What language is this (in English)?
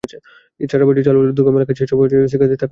Bangla